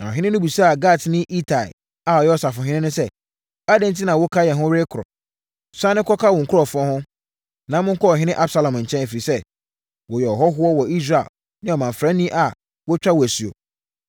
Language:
Akan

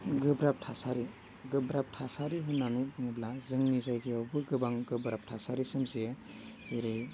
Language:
Bodo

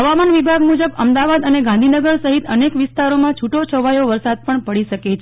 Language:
Gujarati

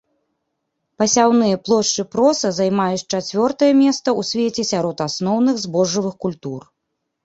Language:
Belarusian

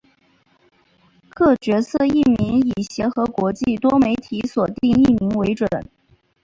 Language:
Chinese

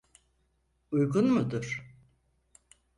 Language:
Turkish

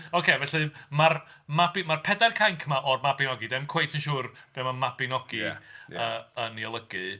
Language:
Welsh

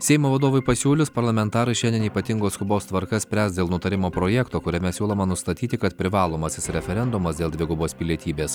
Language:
Lithuanian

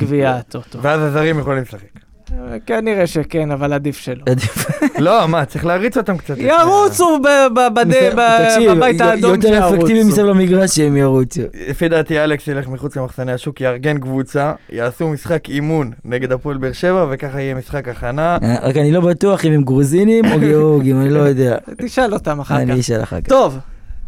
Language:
Hebrew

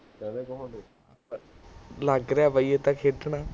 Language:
Punjabi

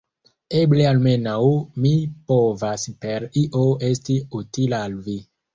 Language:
Esperanto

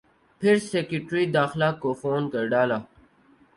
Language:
Urdu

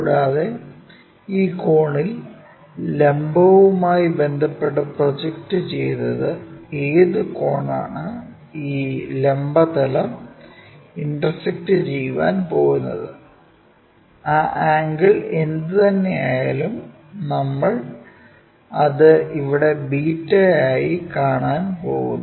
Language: Malayalam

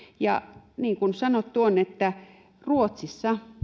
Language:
Finnish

